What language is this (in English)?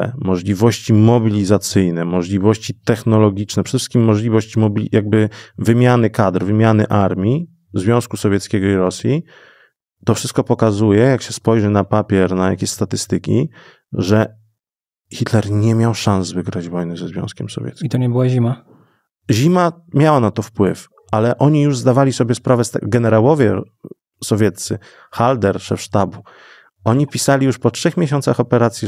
Polish